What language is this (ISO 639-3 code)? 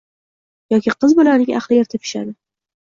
uzb